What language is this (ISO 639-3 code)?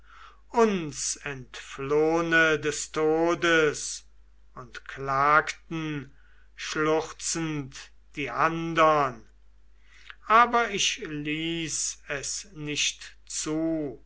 deu